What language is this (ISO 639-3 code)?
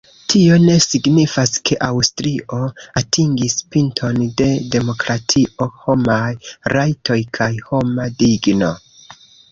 epo